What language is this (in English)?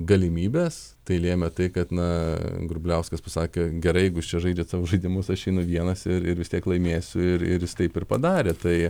Lithuanian